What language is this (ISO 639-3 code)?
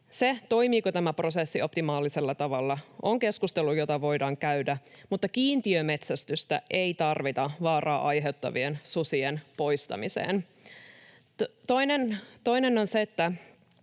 fin